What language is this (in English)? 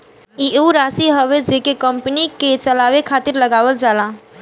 Bhojpuri